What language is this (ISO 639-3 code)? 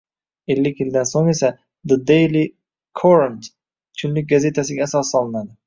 uzb